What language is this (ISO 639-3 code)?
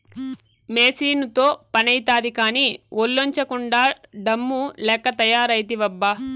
tel